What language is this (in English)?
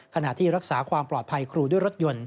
Thai